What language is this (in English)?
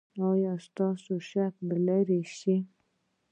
Pashto